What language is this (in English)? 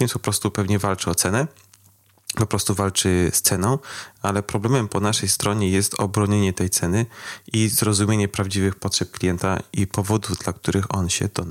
Polish